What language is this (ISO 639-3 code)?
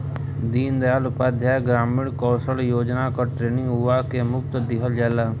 bho